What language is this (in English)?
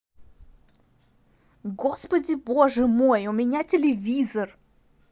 Russian